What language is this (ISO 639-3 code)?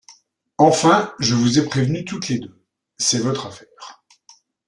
fra